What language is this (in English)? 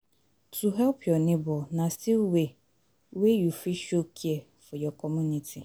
Nigerian Pidgin